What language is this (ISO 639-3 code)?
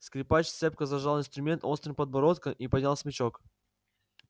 rus